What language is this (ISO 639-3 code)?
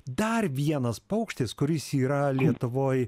lit